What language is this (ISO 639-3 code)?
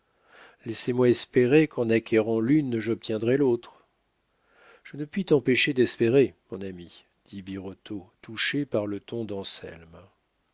fra